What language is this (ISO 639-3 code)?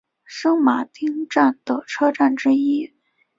zho